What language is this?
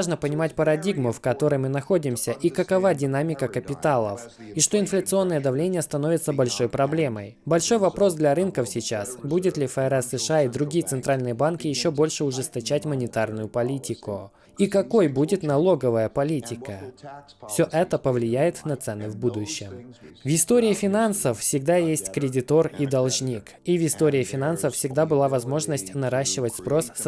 Russian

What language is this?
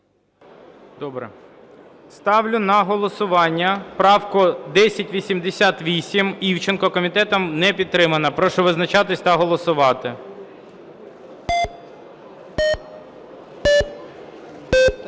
Ukrainian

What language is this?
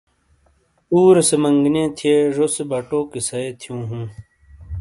Shina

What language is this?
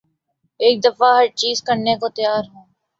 Urdu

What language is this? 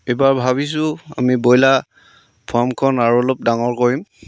Assamese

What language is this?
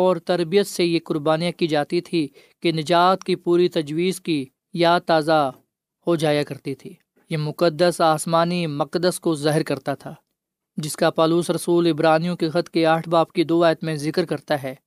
Urdu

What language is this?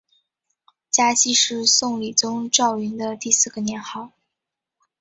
Chinese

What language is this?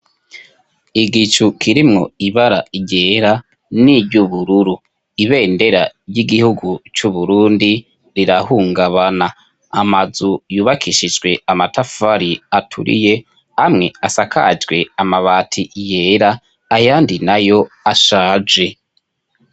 Rundi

